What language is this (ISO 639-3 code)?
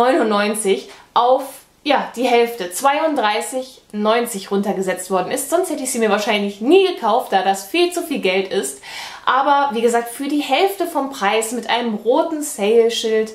deu